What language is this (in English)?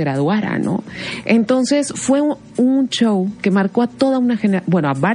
Spanish